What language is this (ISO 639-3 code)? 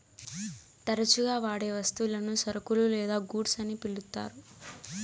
tel